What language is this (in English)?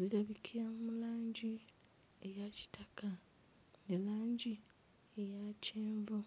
Ganda